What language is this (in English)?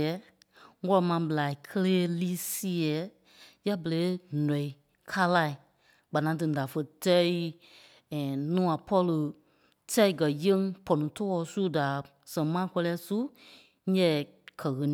Kpelle